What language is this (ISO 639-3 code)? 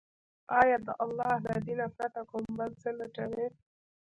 pus